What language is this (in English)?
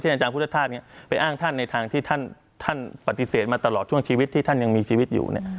Thai